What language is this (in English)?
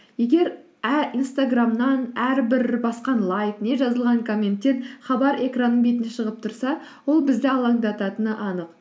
Kazakh